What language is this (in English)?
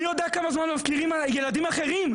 Hebrew